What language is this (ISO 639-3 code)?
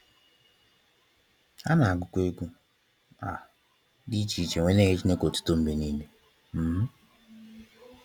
ibo